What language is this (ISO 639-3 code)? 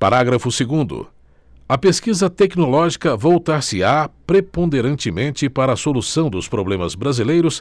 por